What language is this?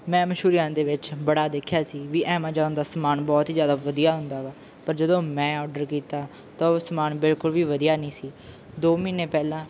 Punjabi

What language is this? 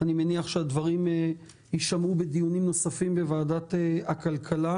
Hebrew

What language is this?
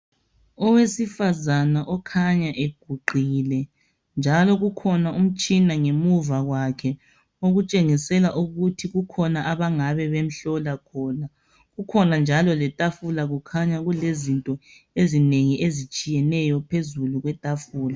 North Ndebele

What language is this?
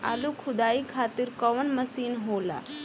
Bhojpuri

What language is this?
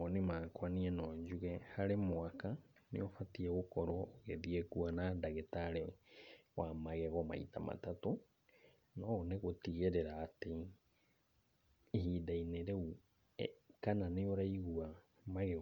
Kikuyu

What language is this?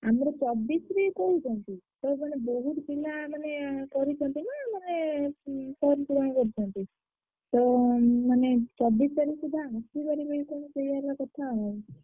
Odia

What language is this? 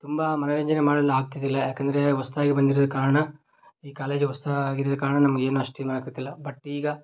Kannada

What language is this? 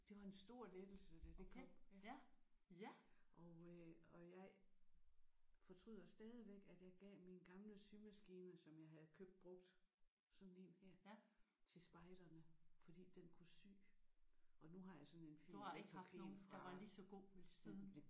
Danish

